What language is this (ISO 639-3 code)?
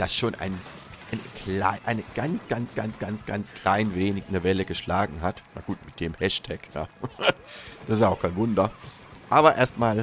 deu